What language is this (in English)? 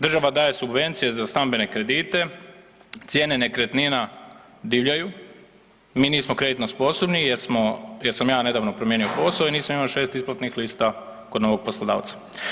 Croatian